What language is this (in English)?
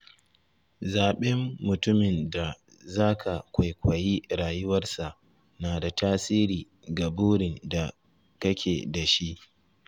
Hausa